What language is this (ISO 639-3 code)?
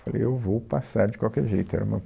por